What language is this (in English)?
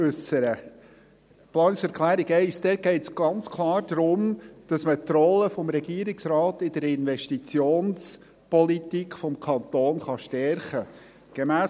Swiss German